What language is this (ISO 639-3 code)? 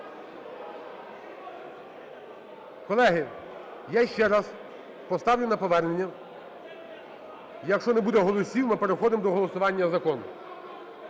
ukr